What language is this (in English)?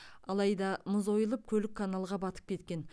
Kazakh